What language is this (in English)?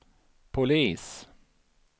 Swedish